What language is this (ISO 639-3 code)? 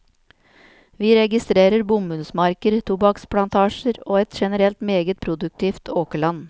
nor